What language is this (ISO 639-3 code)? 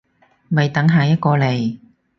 yue